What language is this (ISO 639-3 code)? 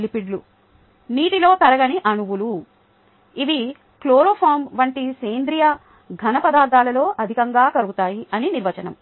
tel